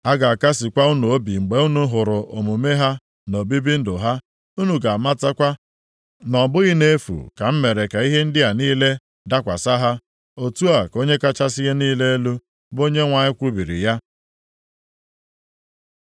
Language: Igbo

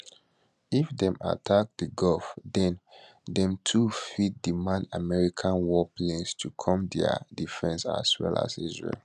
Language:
Nigerian Pidgin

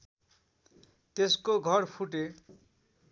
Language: Nepali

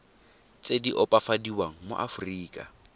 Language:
Tswana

